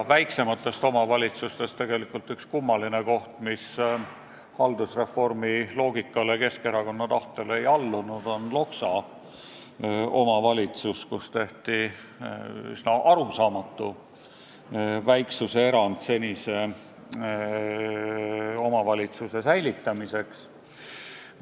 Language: Estonian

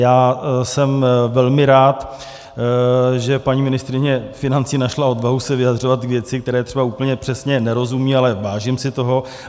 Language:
Czech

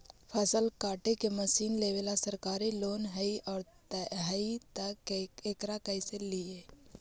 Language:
Magahi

